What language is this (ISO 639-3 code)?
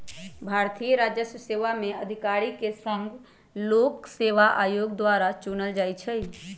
mag